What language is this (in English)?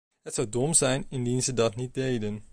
Dutch